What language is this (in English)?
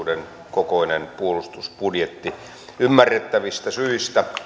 Finnish